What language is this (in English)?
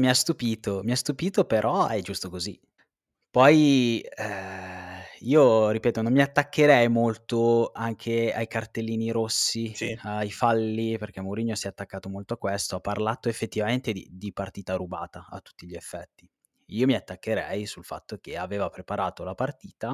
Italian